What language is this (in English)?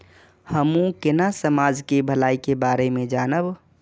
Maithili